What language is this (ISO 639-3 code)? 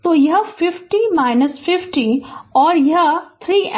hin